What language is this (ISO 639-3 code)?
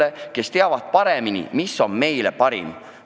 est